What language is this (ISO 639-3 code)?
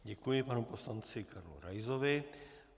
ces